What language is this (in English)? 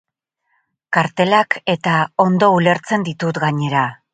Basque